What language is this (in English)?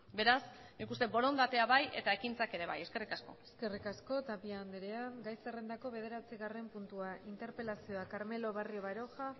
Basque